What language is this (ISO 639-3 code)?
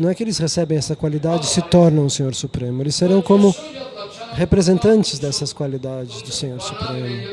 por